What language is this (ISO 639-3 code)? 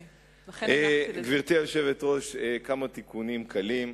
heb